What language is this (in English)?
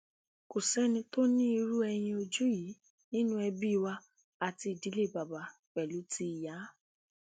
Yoruba